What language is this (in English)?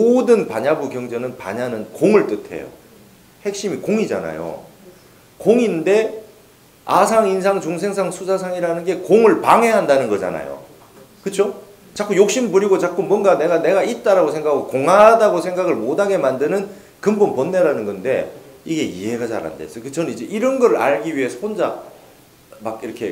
Korean